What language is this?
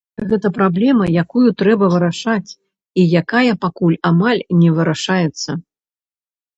Belarusian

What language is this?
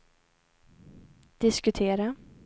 Swedish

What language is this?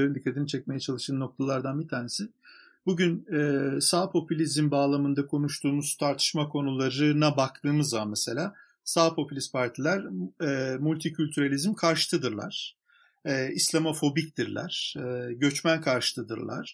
Turkish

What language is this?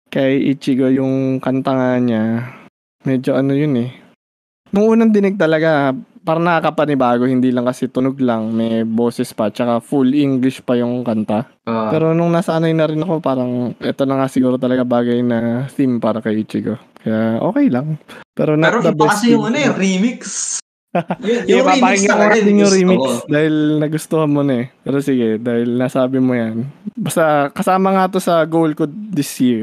Filipino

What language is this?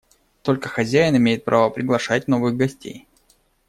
Russian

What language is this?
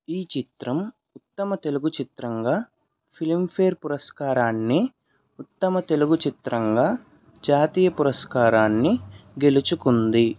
Telugu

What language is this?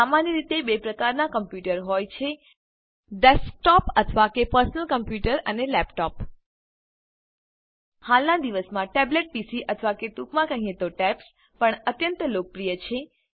Gujarati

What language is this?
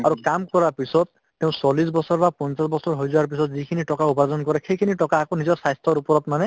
Assamese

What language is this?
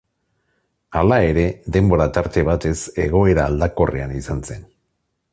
Basque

